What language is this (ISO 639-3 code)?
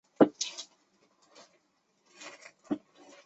zho